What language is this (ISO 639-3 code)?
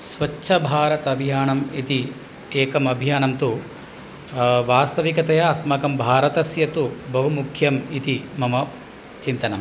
san